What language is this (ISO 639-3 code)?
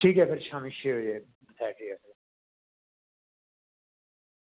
doi